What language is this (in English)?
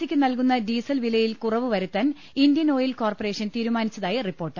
Malayalam